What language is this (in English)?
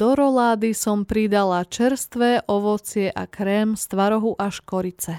Slovak